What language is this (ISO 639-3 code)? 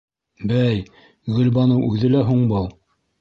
bak